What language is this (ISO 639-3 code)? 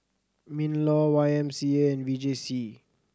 eng